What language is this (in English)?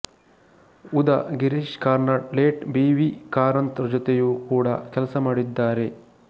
Kannada